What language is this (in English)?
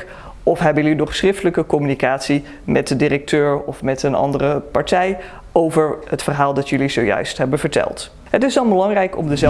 Dutch